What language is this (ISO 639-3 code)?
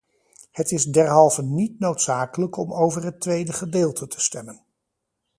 nld